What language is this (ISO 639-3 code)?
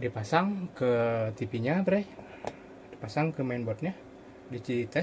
ind